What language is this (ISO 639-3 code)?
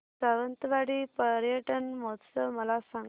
mar